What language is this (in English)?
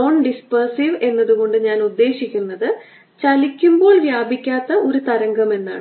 Malayalam